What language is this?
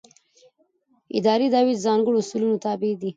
Pashto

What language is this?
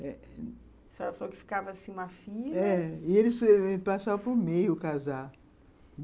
Portuguese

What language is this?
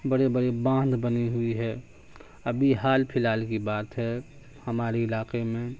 Urdu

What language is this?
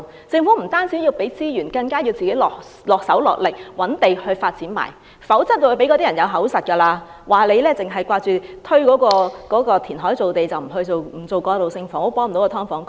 Cantonese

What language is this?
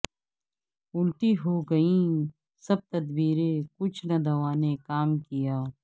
Urdu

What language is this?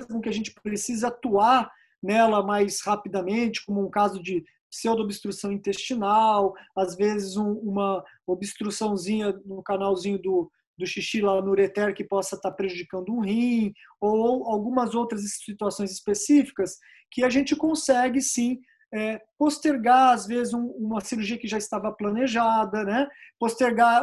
Portuguese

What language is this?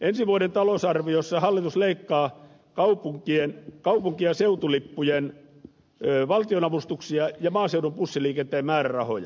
Finnish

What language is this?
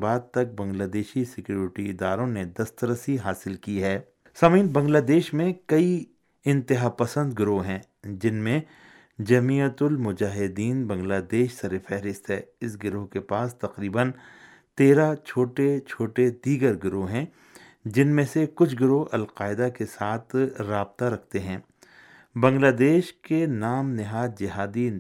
Urdu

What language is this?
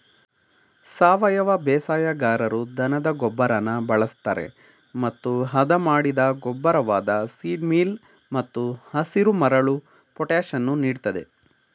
Kannada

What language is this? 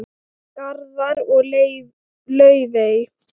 Icelandic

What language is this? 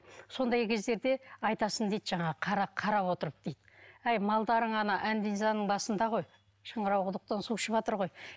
Kazakh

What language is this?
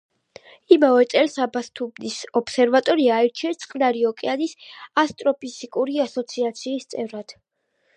Georgian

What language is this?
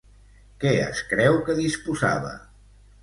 Catalan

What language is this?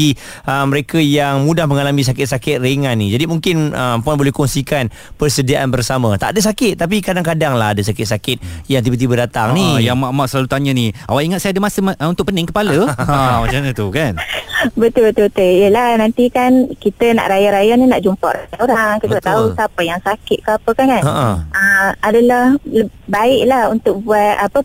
Malay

